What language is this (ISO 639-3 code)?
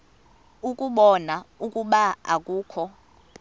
xho